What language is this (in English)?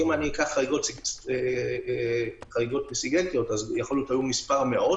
Hebrew